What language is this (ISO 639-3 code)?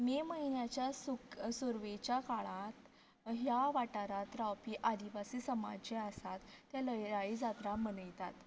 kok